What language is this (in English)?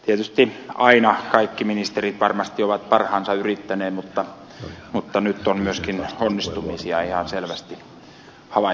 Finnish